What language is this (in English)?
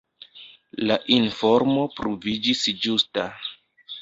Esperanto